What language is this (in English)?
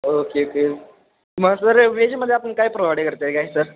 Marathi